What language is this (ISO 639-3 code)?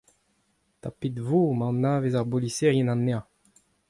bre